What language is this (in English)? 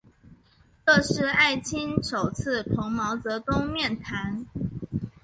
Chinese